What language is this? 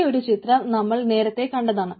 Malayalam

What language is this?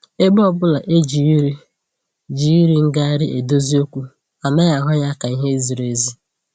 Igbo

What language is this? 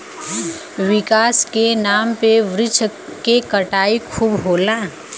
Bhojpuri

